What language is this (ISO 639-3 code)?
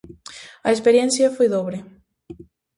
glg